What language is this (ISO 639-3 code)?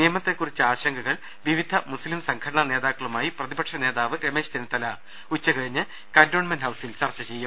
mal